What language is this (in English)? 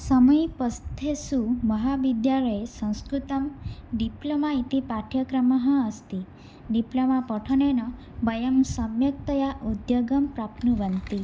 Sanskrit